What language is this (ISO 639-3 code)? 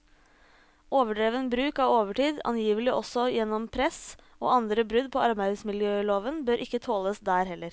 nor